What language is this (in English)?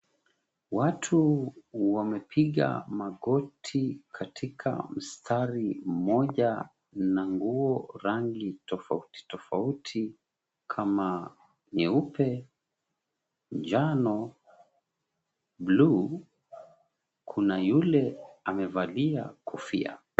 Swahili